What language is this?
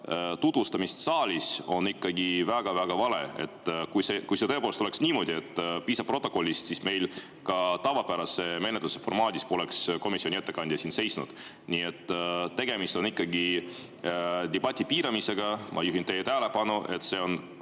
Estonian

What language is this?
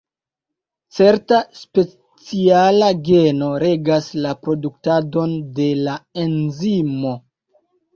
Esperanto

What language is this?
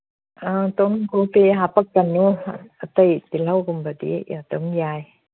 Manipuri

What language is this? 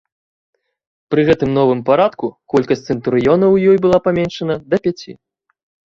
Belarusian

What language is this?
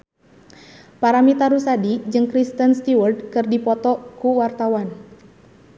Sundanese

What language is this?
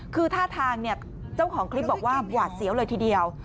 Thai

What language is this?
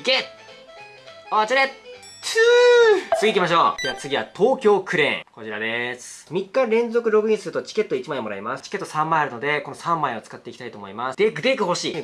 Japanese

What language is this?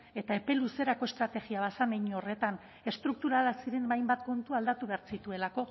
Basque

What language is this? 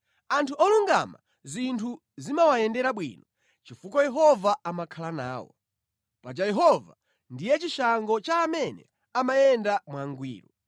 Nyanja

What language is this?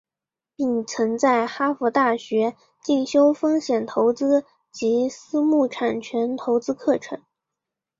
Chinese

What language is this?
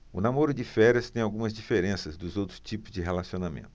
Portuguese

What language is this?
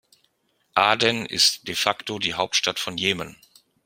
German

